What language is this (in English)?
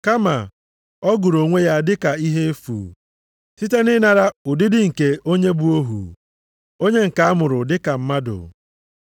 Igbo